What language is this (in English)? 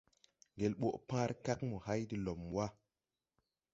Tupuri